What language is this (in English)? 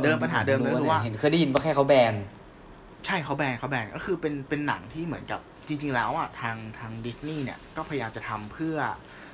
Thai